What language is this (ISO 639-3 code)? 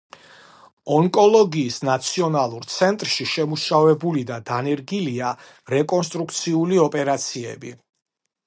kat